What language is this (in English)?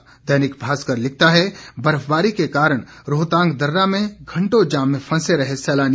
Hindi